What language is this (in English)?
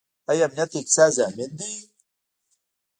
Pashto